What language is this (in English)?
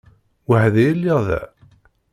Kabyle